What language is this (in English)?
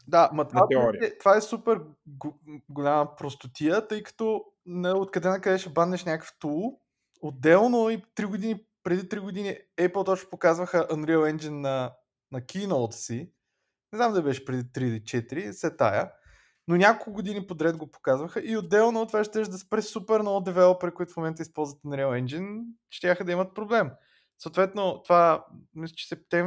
Bulgarian